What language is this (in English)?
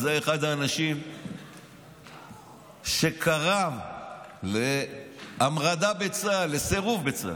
Hebrew